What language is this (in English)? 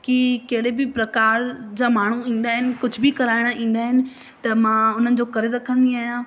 Sindhi